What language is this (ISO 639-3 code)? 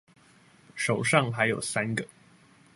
zho